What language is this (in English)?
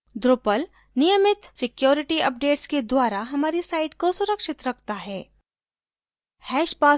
Hindi